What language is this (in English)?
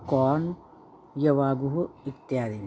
Sanskrit